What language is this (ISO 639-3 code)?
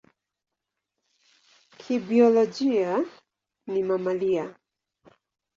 swa